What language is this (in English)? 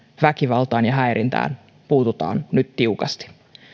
Finnish